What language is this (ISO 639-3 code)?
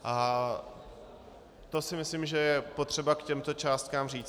ces